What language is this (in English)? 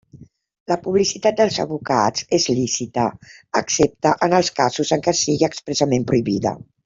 Catalan